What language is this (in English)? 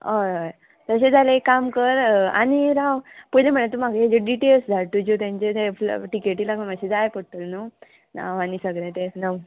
Konkani